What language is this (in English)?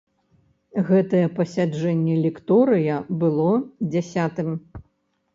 Belarusian